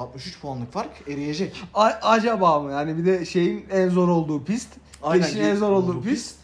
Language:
Turkish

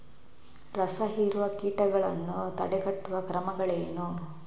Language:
Kannada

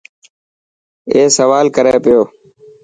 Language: Dhatki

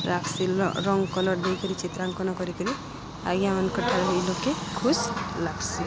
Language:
Odia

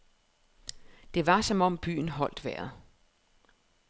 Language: Danish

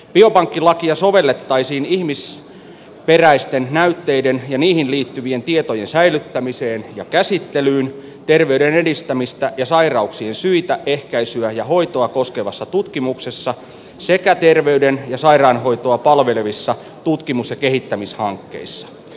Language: Finnish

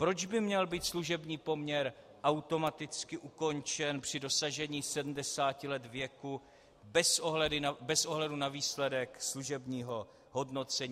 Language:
Czech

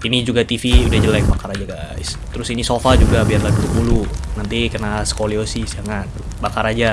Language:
Indonesian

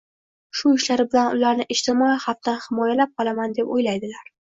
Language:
Uzbek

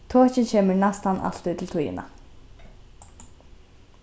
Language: Faroese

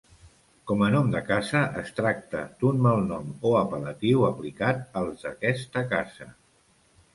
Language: Catalan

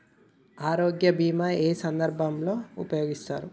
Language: Telugu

